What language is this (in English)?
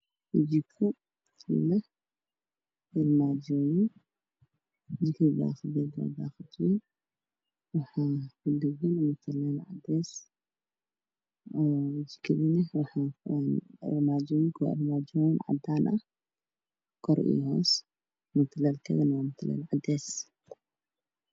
Somali